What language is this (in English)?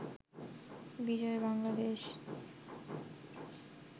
Bangla